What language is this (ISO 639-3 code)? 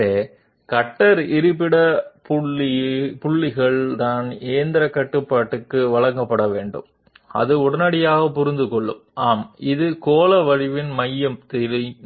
tel